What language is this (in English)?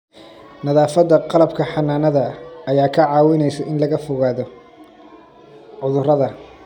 Somali